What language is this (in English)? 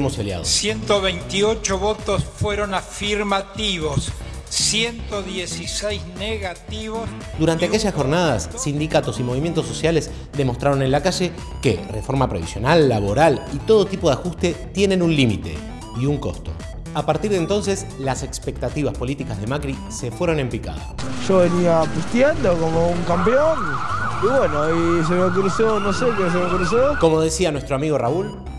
Spanish